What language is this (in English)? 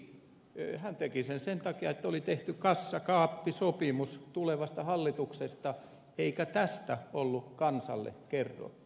Finnish